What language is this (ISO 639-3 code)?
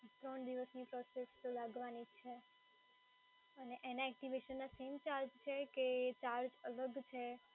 guj